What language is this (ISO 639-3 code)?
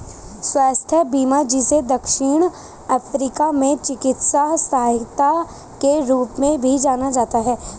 hin